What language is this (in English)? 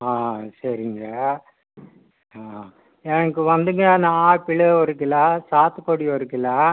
Tamil